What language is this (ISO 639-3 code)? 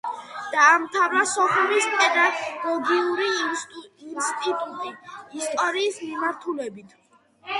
kat